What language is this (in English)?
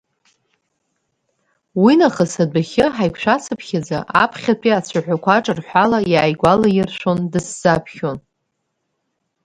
Abkhazian